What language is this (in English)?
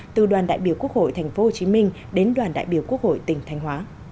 Vietnamese